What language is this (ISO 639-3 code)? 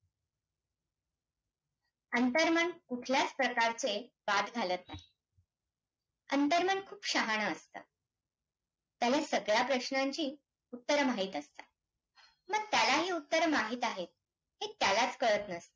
mar